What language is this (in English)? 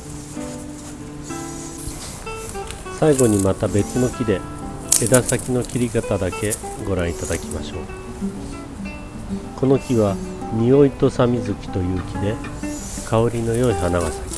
Japanese